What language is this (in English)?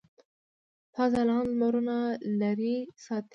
Pashto